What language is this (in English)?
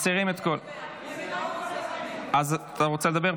Hebrew